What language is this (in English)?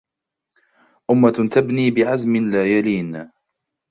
Arabic